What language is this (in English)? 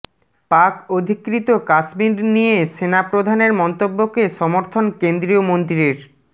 Bangla